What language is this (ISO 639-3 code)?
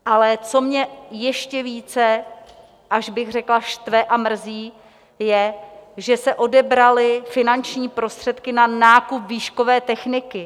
ces